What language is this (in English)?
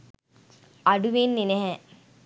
Sinhala